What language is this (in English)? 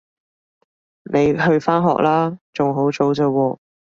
Cantonese